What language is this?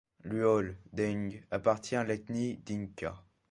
French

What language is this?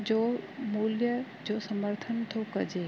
Sindhi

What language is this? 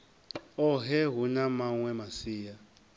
Venda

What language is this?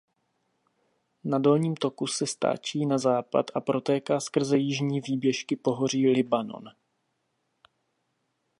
Czech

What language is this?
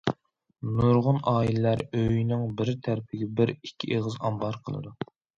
Uyghur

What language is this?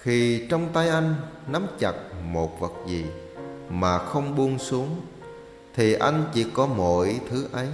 Vietnamese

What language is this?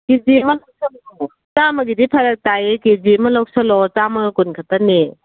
Manipuri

